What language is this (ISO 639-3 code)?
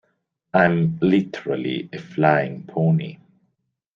eng